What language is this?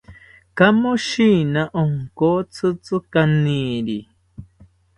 South Ucayali Ashéninka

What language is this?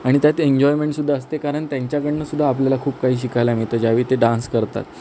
Marathi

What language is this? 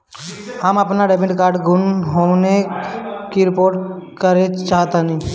Bhojpuri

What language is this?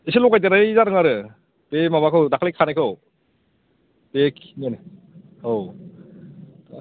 Bodo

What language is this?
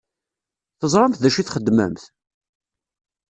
Kabyle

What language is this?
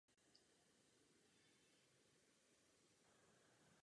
Czech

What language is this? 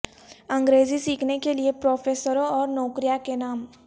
Urdu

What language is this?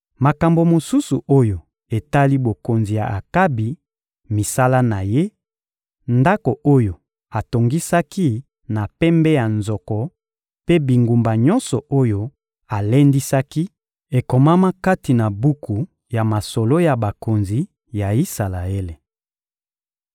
Lingala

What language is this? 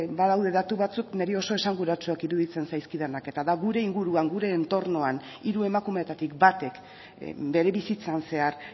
Basque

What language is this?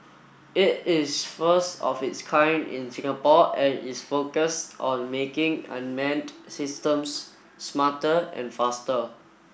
English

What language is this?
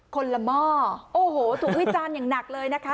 Thai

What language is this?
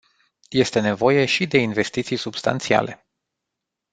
Romanian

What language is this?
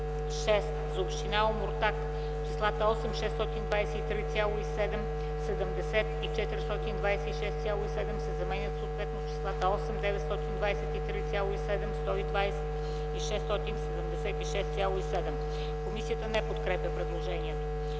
Bulgarian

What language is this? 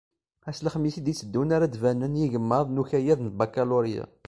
Kabyle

